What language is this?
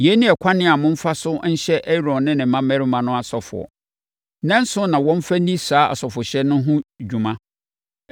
Akan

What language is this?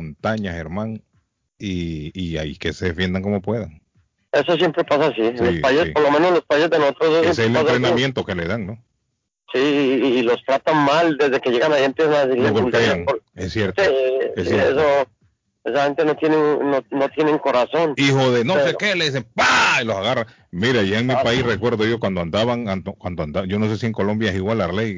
Spanish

